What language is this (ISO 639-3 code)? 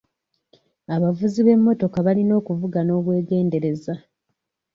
lug